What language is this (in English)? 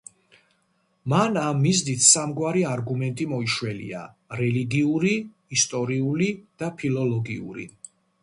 Georgian